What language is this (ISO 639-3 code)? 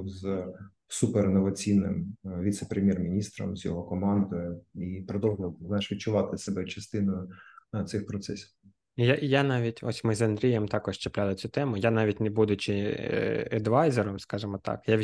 ukr